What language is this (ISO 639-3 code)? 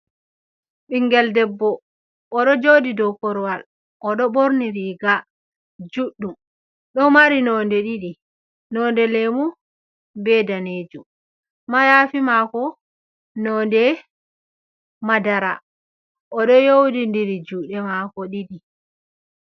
ful